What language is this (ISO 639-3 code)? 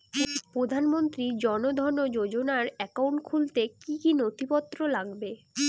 ben